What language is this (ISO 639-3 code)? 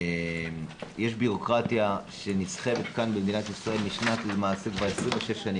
heb